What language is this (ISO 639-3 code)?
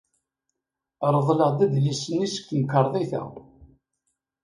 kab